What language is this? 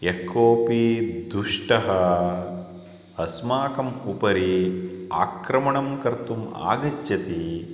Sanskrit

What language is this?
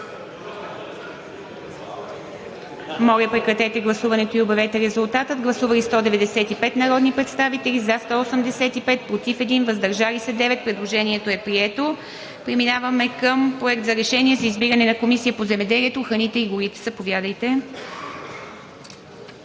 Bulgarian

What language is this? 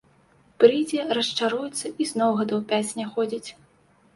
Belarusian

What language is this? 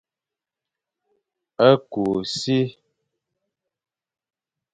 Fang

